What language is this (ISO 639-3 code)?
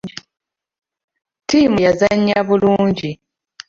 lug